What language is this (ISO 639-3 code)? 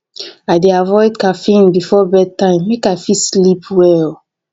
pcm